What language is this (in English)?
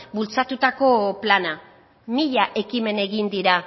Basque